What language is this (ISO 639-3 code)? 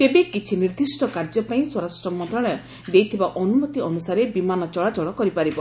ori